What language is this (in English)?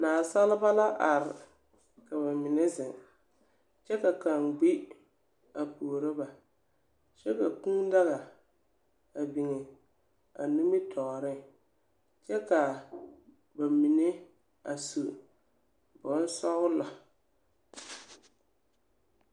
Southern Dagaare